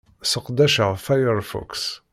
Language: Kabyle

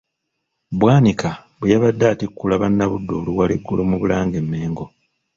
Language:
Ganda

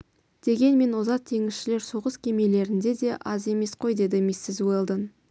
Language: Kazakh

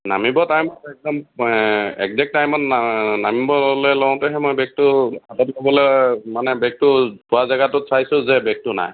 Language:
Assamese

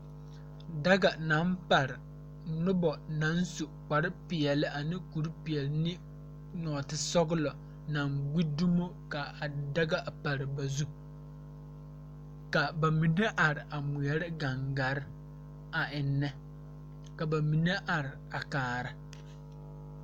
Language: Southern Dagaare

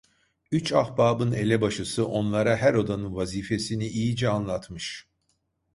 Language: Turkish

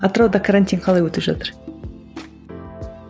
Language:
Kazakh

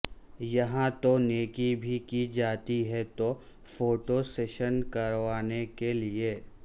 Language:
Urdu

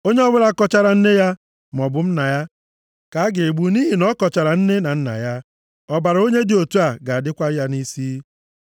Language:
Igbo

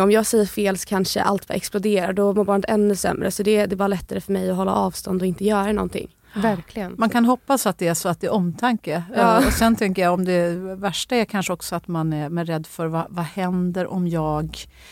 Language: Swedish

